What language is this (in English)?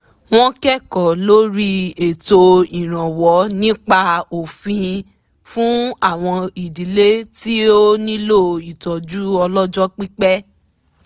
Yoruba